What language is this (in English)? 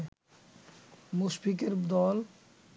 Bangla